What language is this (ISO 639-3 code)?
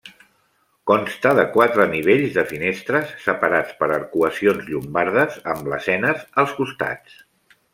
cat